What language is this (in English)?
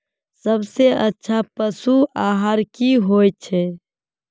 Magahi